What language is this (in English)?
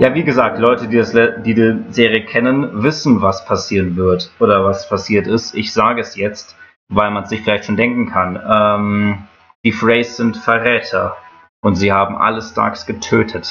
German